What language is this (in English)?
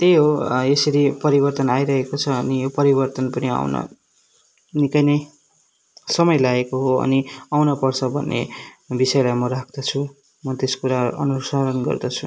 Nepali